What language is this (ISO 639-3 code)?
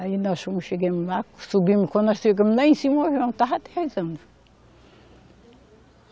por